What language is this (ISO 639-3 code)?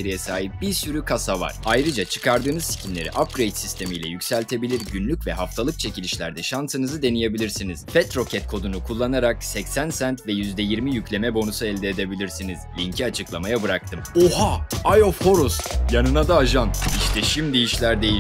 tur